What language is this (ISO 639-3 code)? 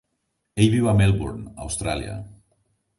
cat